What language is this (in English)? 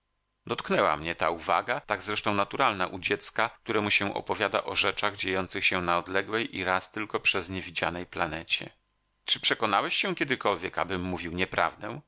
Polish